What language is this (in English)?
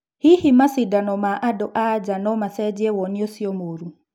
Kikuyu